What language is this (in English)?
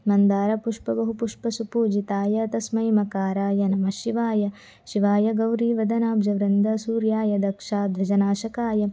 Sanskrit